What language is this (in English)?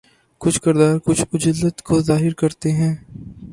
Urdu